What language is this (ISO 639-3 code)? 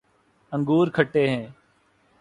urd